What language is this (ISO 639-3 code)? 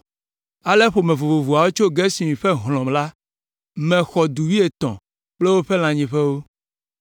ewe